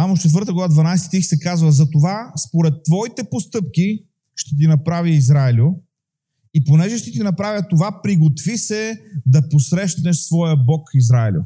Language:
Bulgarian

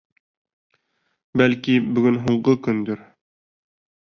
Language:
Bashkir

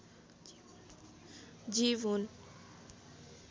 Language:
Nepali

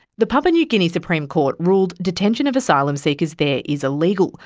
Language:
English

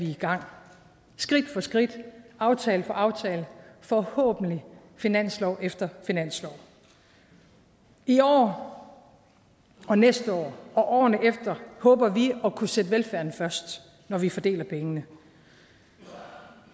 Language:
Danish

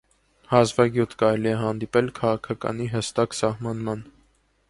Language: Armenian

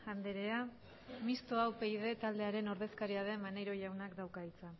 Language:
Basque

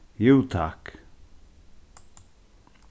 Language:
Faroese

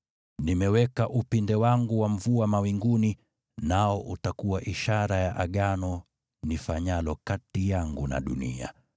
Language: Swahili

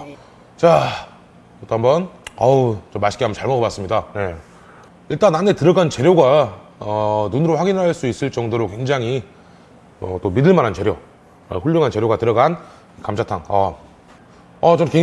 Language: Korean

